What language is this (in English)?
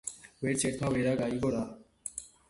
Georgian